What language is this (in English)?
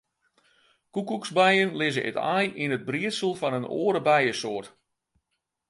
Western Frisian